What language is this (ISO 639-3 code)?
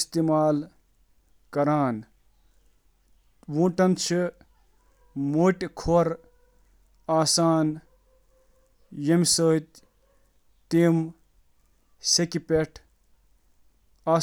kas